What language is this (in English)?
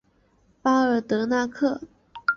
Chinese